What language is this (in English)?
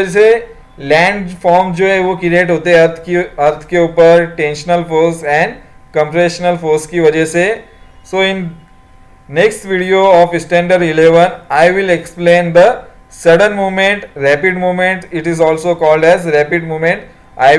Hindi